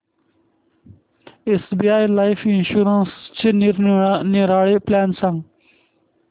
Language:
Marathi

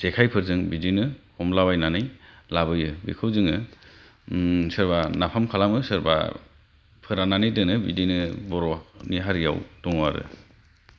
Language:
Bodo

